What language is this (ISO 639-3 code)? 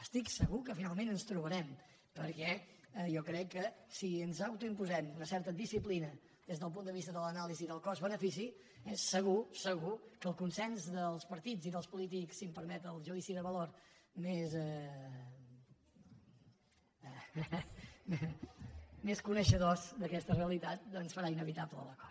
cat